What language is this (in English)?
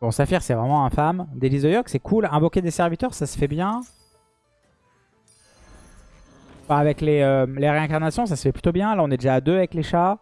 French